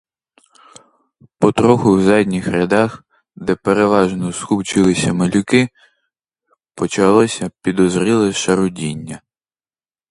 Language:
Ukrainian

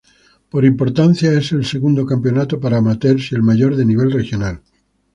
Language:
Spanish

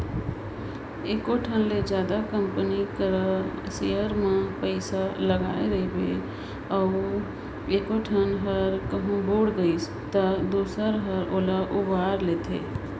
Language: Chhattisgarhi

